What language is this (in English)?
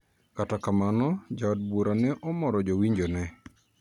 Luo (Kenya and Tanzania)